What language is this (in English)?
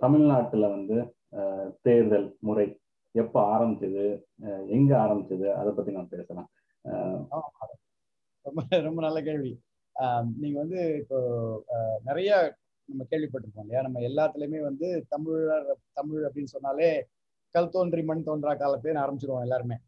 Tamil